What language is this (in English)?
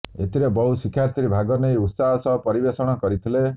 Odia